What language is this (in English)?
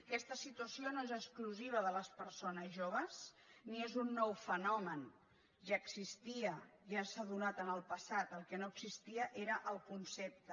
Catalan